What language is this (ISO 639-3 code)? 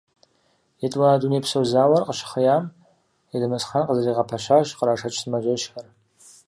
kbd